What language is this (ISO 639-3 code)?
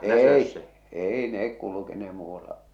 fin